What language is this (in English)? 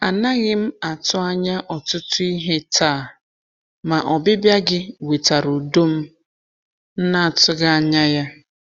Igbo